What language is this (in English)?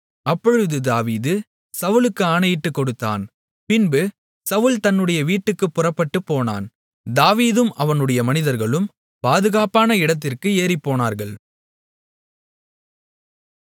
Tamil